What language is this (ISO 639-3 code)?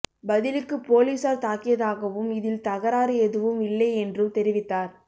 tam